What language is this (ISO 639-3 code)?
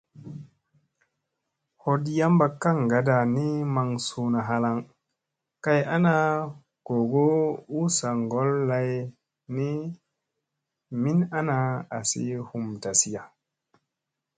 mse